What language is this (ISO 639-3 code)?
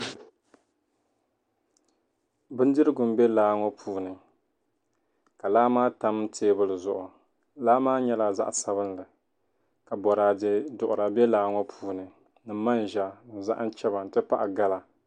dag